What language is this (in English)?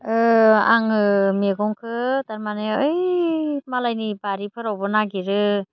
Bodo